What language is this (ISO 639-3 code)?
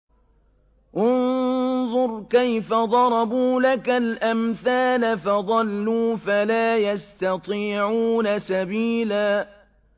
ara